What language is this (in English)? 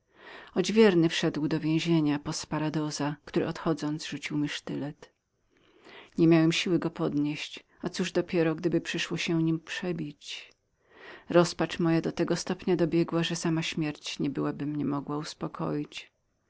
Polish